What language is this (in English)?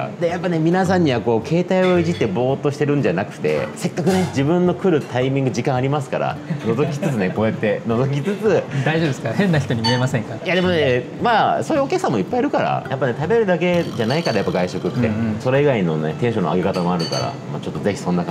Japanese